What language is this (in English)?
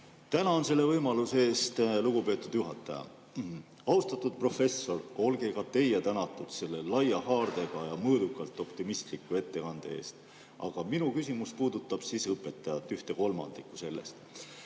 Estonian